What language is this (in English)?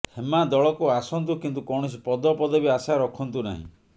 Odia